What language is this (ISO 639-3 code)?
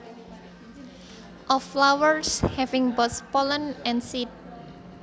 jav